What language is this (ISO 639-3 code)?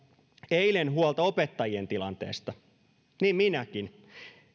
fin